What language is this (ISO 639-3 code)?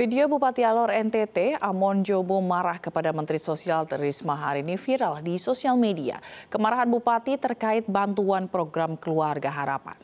ind